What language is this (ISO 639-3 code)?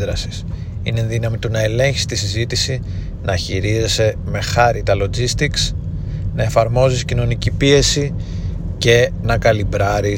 ell